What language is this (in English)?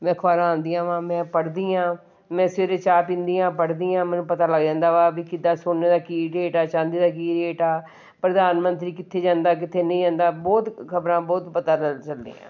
Punjabi